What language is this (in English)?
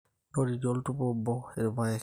Masai